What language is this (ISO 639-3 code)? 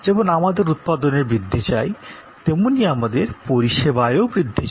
ben